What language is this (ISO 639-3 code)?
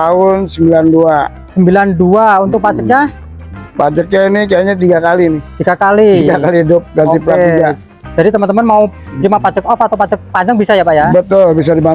ind